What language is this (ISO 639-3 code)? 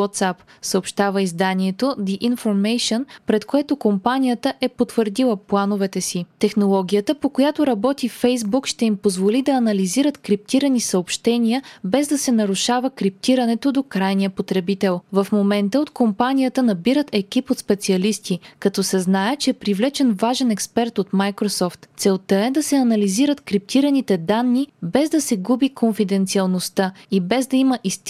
bul